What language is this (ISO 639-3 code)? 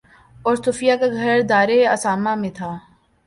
urd